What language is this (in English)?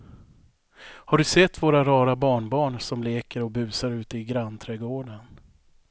Swedish